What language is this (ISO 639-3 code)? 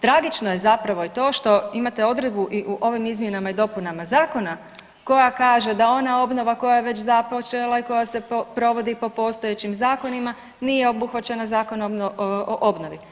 hrv